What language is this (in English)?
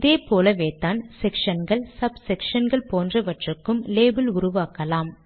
Tamil